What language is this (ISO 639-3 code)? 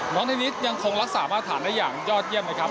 tha